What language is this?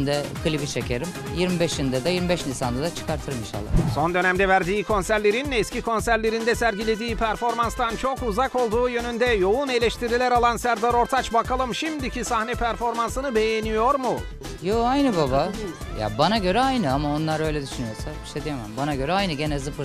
Turkish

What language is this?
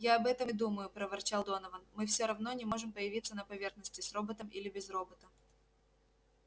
Russian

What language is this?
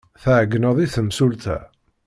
Kabyle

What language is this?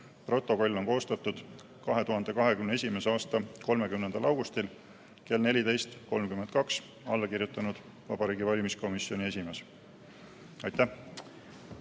Estonian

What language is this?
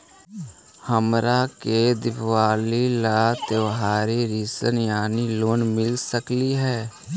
Magahi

